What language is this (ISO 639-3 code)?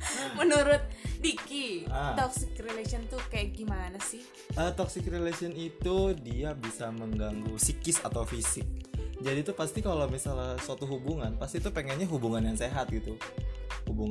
ind